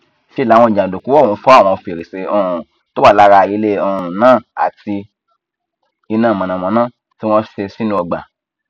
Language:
Yoruba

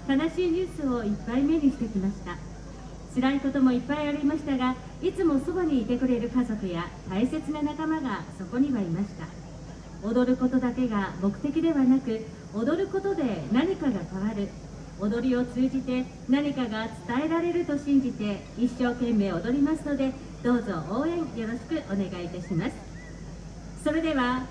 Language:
Japanese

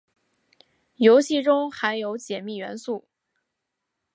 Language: Chinese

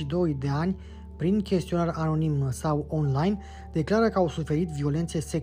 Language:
Romanian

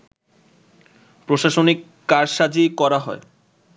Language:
Bangla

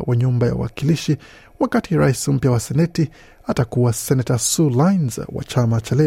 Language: Swahili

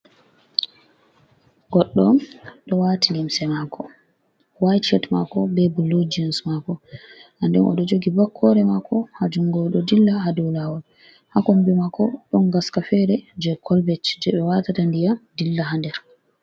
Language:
Fula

